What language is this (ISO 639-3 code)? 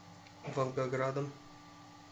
rus